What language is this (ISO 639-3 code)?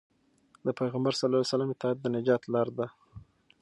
pus